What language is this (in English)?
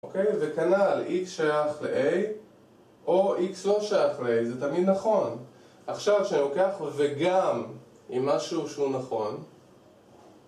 Hebrew